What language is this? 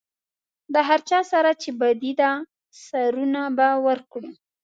Pashto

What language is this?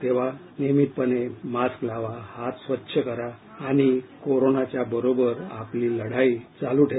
Marathi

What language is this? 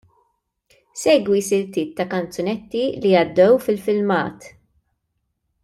Maltese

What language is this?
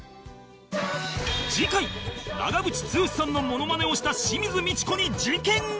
Japanese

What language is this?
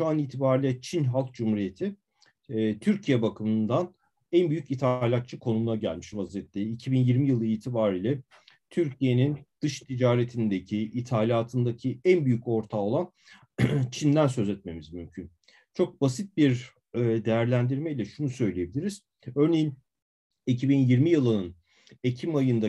Turkish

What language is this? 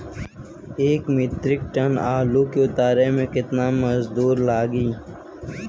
Bhojpuri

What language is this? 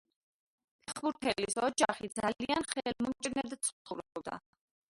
Georgian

